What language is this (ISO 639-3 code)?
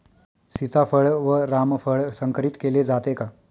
mar